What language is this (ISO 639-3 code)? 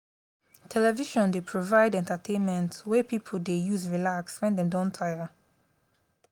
pcm